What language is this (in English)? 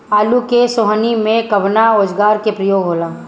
Bhojpuri